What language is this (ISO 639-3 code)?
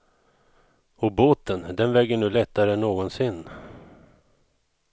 swe